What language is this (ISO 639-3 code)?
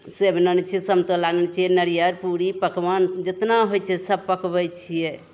mai